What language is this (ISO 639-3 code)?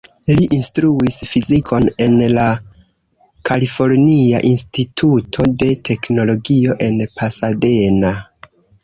epo